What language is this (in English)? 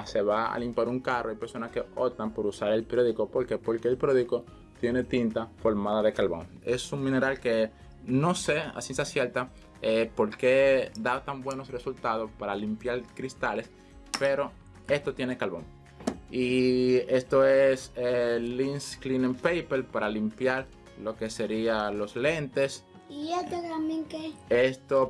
Spanish